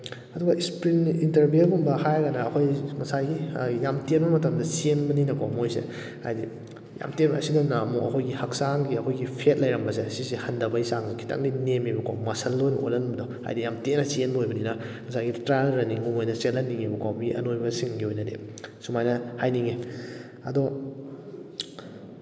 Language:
Manipuri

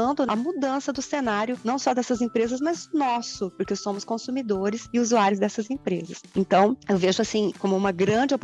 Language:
Portuguese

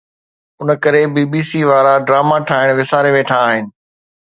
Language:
Sindhi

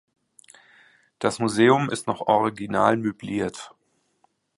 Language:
German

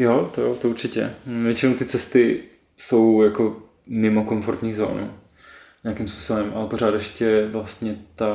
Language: Czech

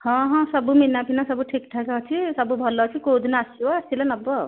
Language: Odia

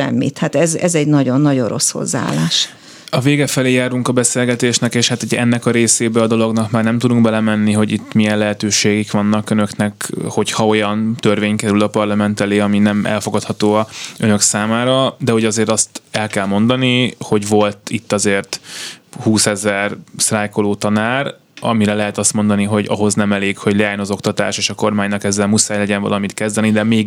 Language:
Hungarian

